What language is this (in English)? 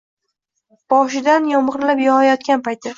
Uzbek